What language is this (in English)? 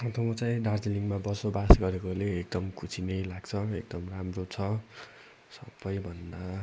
Nepali